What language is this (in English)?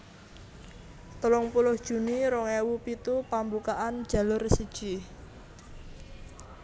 Javanese